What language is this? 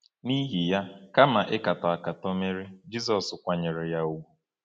Igbo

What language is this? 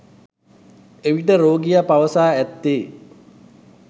Sinhala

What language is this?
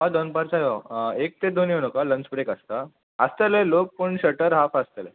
Konkani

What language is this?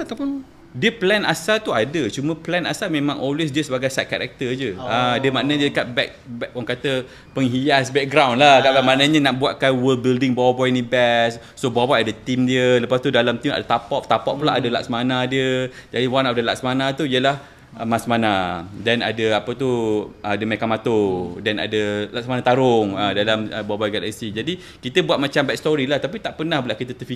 Malay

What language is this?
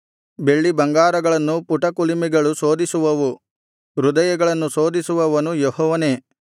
Kannada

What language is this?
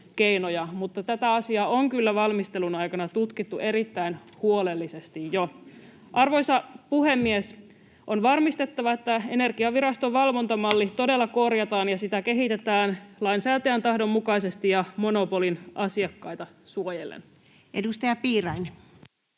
Finnish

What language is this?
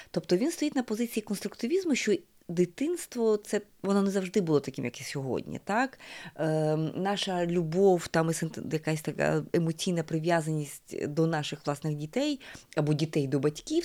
Ukrainian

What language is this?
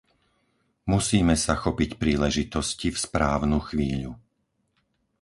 Slovak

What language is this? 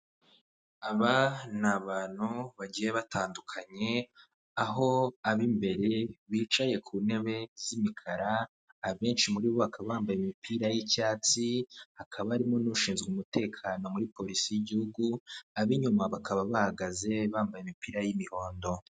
Kinyarwanda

